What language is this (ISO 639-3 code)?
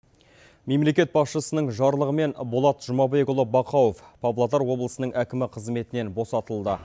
kaz